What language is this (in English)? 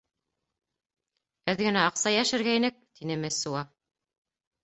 Bashkir